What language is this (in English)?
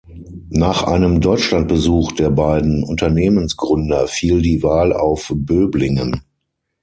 German